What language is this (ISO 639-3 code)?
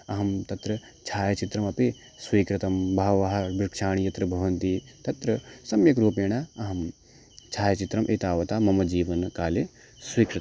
san